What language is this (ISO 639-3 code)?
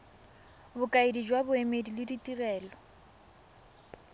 tsn